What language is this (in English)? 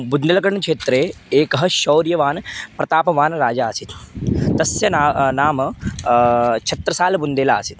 Sanskrit